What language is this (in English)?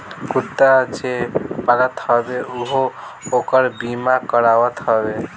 Bhojpuri